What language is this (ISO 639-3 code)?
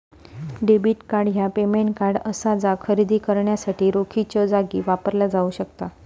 mar